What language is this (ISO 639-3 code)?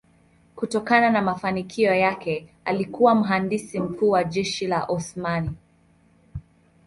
swa